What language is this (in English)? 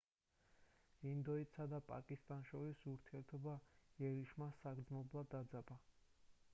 Georgian